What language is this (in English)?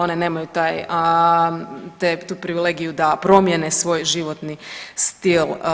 Croatian